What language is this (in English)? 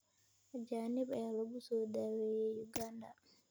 Somali